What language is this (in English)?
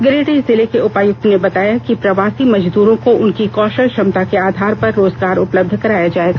Hindi